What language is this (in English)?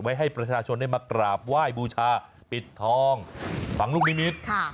Thai